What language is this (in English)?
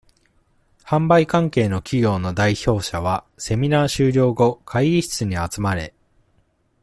Japanese